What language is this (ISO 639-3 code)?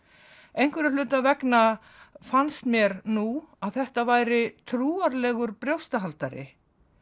isl